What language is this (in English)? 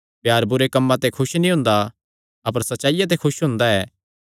Kangri